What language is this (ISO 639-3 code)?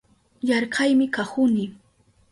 qup